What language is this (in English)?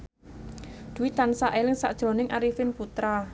Javanese